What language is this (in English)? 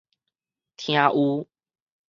Min Nan Chinese